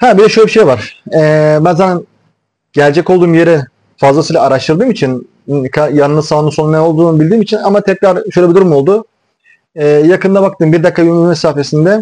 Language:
Turkish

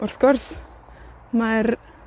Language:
Welsh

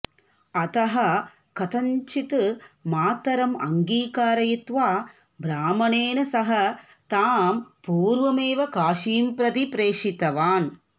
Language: Sanskrit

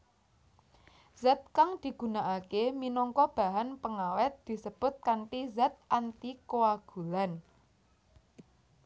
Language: Javanese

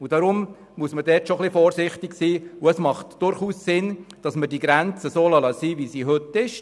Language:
Swiss German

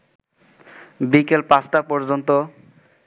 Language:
Bangla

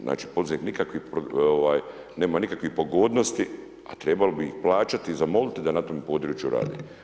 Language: Croatian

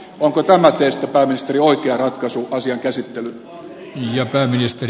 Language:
Finnish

